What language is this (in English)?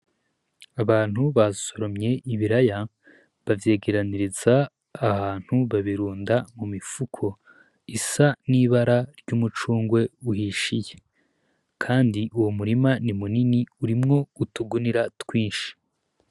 Rundi